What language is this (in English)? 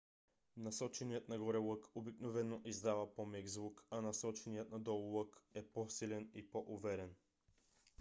Bulgarian